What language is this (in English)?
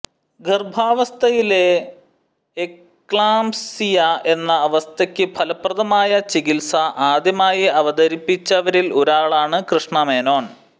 Malayalam